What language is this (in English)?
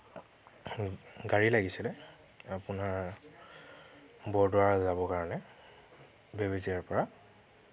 Assamese